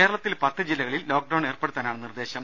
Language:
Malayalam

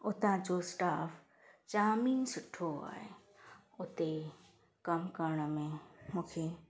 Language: Sindhi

